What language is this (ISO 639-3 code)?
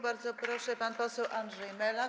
pol